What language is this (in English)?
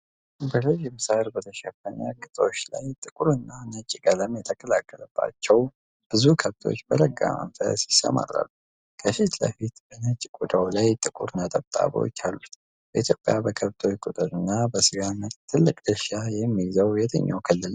Amharic